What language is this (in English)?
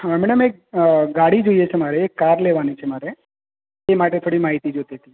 Gujarati